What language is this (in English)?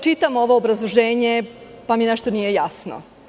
Serbian